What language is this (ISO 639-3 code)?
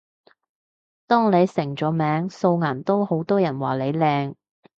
yue